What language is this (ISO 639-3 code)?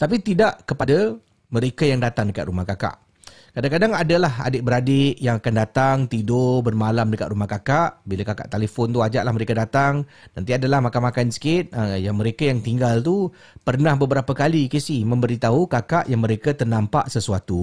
msa